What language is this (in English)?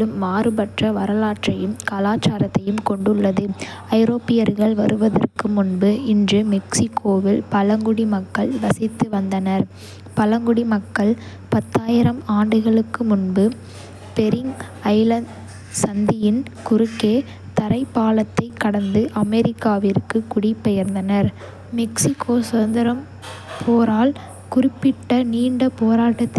Kota (India)